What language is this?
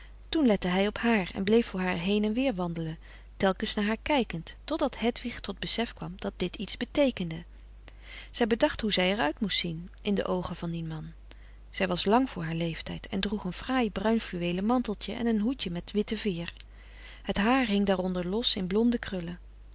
Dutch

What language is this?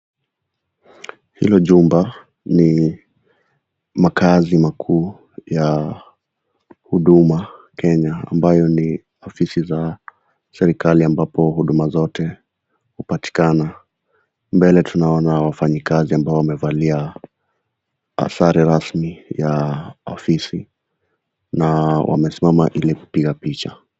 Swahili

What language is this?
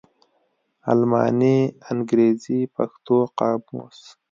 Pashto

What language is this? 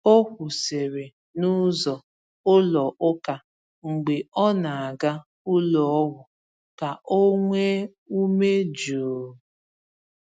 Igbo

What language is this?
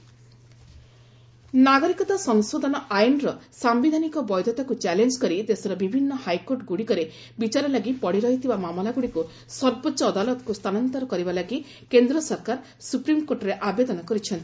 Odia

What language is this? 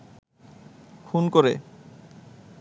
Bangla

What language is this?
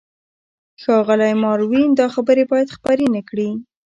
Pashto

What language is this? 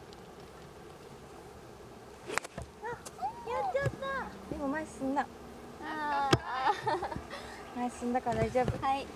Japanese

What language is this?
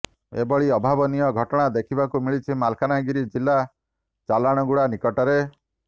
Odia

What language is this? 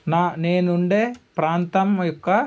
Telugu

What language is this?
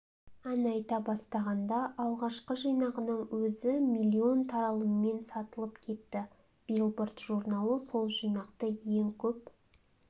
Kazakh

